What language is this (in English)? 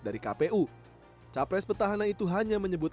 Indonesian